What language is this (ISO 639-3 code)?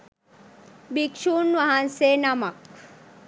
sin